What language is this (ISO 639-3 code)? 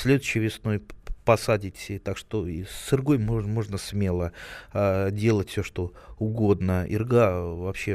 rus